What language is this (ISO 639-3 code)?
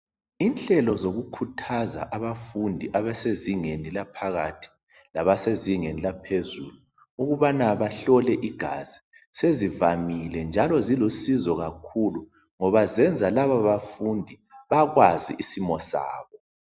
nde